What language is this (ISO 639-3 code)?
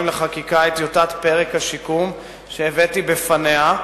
heb